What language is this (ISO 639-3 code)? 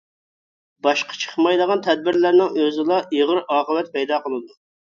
uig